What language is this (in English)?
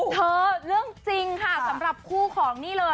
Thai